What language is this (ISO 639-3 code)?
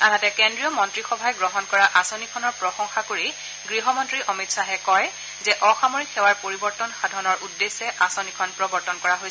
asm